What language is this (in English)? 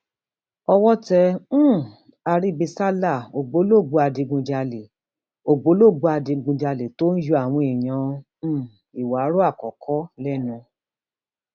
Yoruba